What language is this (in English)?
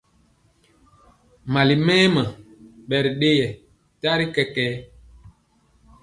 Mpiemo